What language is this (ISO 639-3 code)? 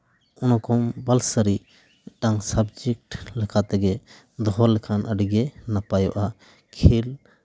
sat